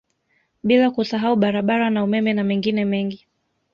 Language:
Swahili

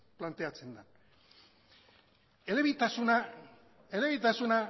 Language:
Basque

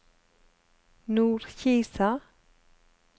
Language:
Norwegian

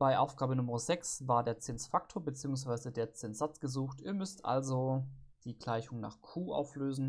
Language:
German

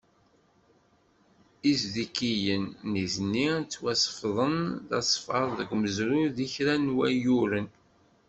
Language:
Kabyle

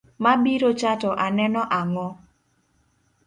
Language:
Luo (Kenya and Tanzania)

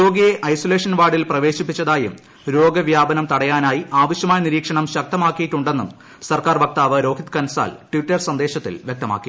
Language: Malayalam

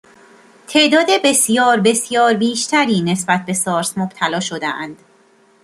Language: Persian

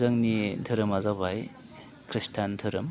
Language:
Bodo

